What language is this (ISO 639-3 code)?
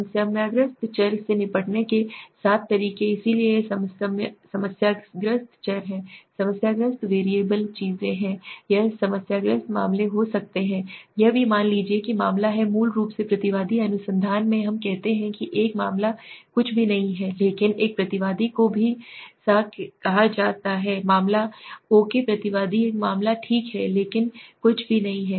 hin